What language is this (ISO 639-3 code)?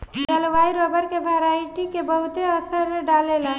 bho